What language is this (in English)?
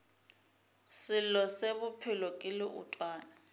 Northern Sotho